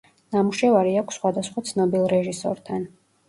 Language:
Georgian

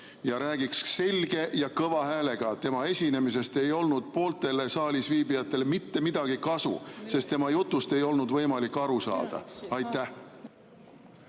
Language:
Estonian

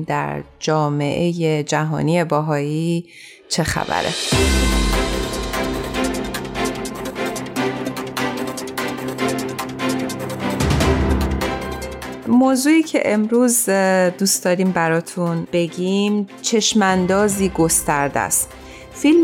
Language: Persian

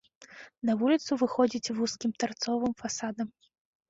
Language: Belarusian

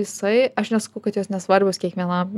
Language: Lithuanian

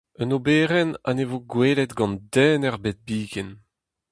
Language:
Breton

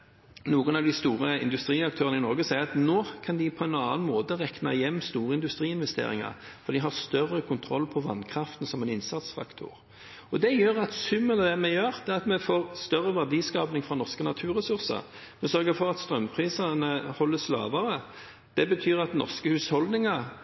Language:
Norwegian Bokmål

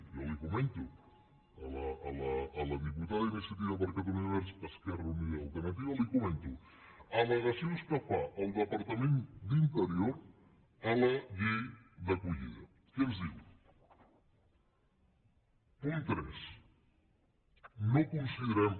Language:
Catalan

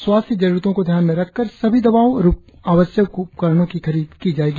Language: Hindi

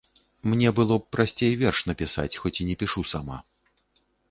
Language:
Belarusian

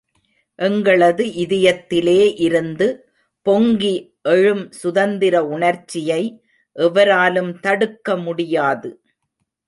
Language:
Tamil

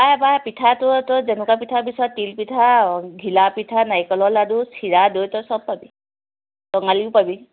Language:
Assamese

